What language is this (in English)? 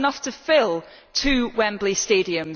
English